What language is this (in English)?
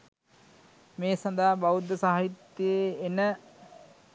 Sinhala